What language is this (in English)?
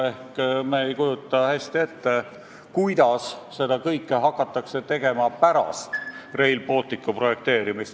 Estonian